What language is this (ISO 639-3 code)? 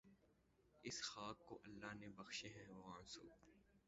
urd